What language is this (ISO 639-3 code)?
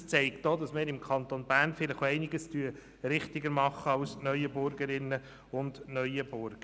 gsw